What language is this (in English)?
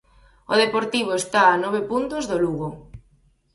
Galician